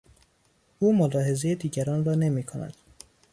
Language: Persian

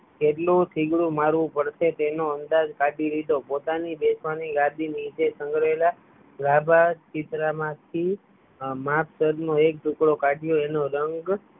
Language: Gujarati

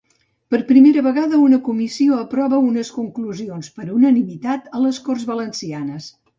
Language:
Catalan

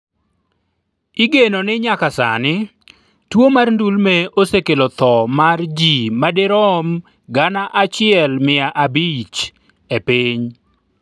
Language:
Luo (Kenya and Tanzania)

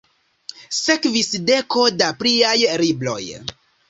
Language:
Esperanto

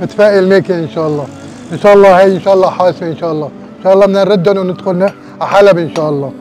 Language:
Arabic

